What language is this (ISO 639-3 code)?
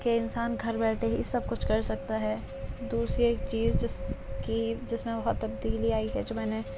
urd